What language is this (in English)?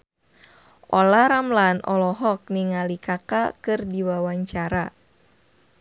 Sundanese